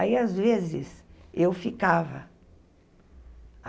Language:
Portuguese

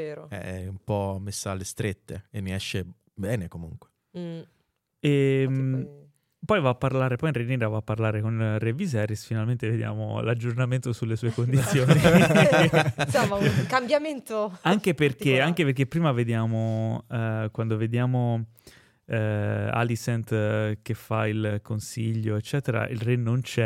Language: Italian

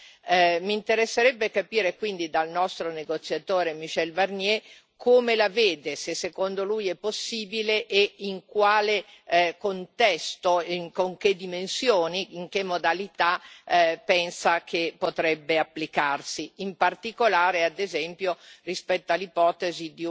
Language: Italian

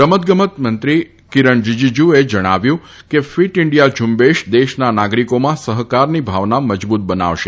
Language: Gujarati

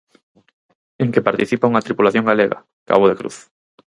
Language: Galician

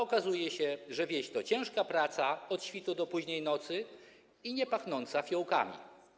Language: Polish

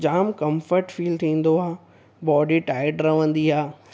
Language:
Sindhi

